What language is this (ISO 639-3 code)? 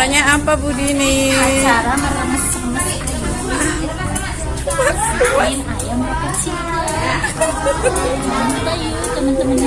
ind